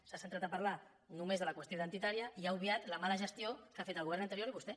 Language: Catalan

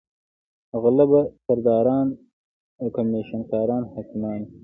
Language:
Pashto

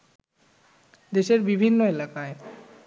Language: Bangla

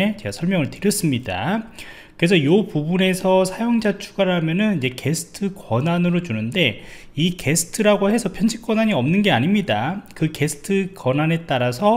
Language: Korean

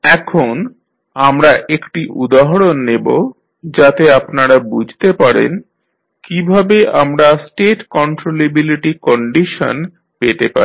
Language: Bangla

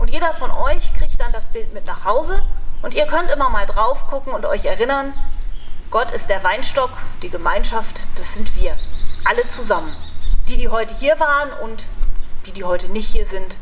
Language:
German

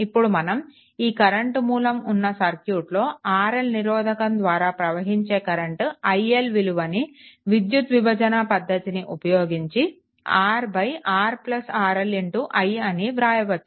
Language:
Telugu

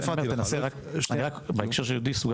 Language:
Hebrew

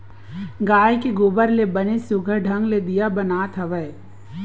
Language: Chhattisgarhi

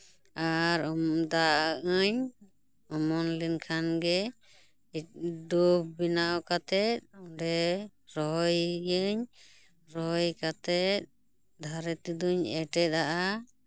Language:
Santali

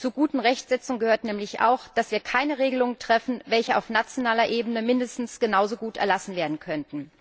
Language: German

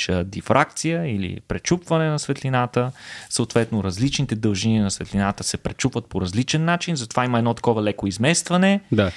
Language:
Bulgarian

